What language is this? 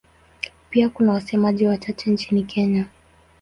Swahili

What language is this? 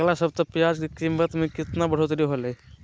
Magahi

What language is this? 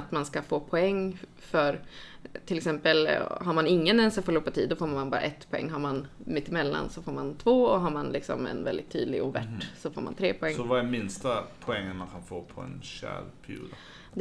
Swedish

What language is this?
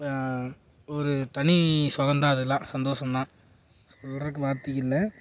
Tamil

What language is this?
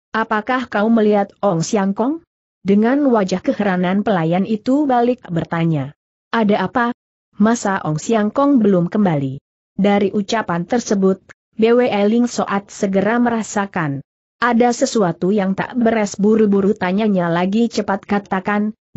Indonesian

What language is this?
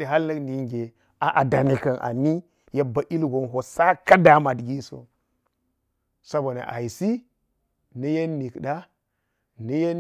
Geji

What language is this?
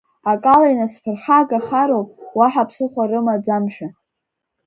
Abkhazian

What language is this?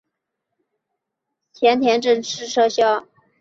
Chinese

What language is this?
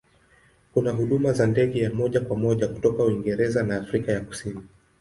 Swahili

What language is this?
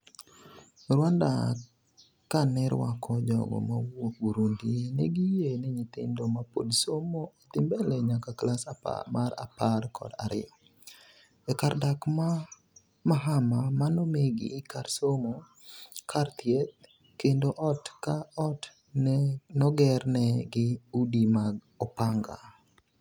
Luo (Kenya and Tanzania)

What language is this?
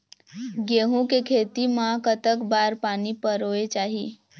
Chhattisgarhi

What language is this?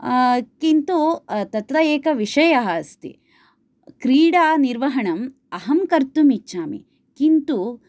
Sanskrit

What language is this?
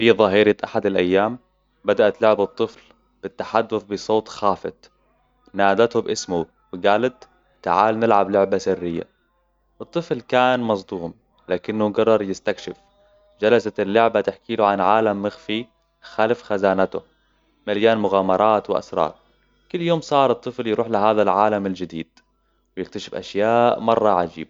Hijazi Arabic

